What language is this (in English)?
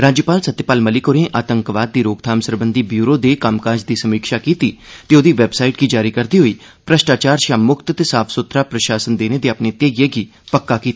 Dogri